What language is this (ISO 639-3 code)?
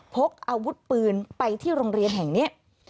tha